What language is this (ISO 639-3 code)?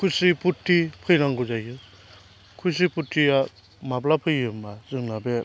brx